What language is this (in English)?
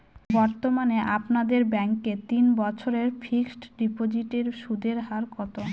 Bangla